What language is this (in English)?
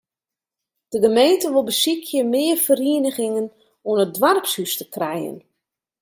Western Frisian